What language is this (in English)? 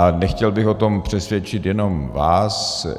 Czech